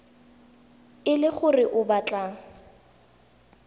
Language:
Tswana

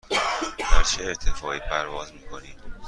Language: Persian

